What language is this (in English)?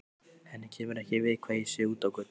Icelandic